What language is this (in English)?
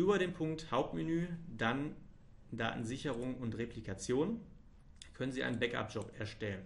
German